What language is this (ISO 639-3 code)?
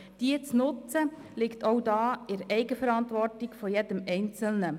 gsw